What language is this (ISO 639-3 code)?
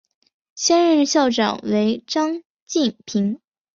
zho